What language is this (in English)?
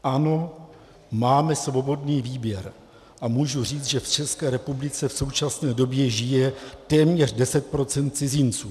Czech